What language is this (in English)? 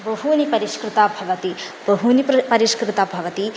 Sanskrit